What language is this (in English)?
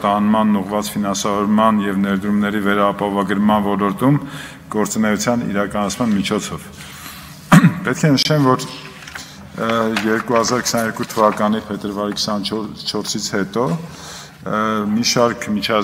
Turkish